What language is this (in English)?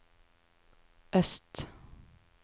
Norwegian